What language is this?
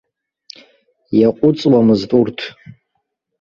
Abkhazian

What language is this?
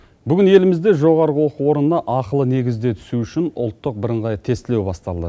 Kazakh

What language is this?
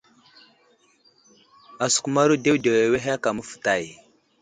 Wuzlam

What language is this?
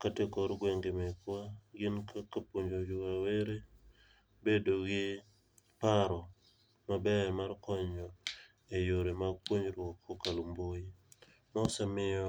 Luo (Kenya and Tanzania)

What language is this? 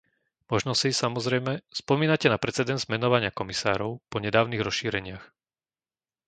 Slovak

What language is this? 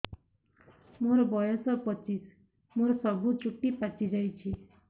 Odia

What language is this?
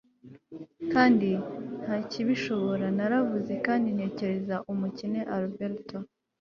Kinyarwanda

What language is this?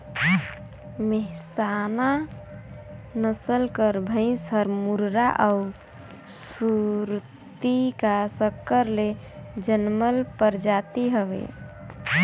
Chhattisgarhi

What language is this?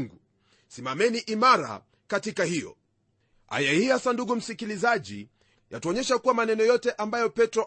Swahili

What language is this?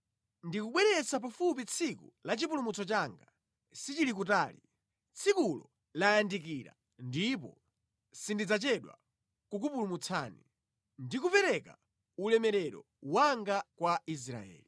Nyanja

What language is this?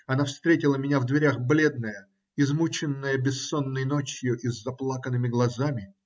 Russian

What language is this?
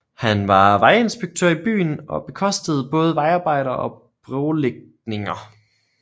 Danish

